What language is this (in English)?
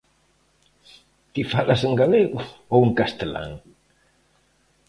Galician